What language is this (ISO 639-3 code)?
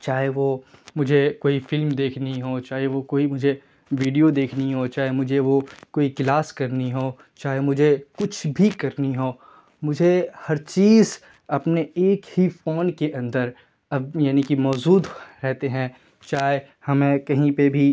urd